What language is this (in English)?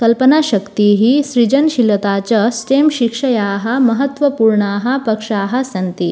Sanskrit